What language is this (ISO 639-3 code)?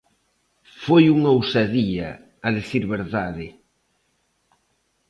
glg